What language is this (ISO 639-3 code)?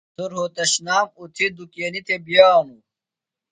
phl